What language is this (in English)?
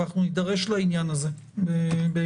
Hebrew